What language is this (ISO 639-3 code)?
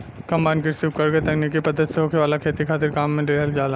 bho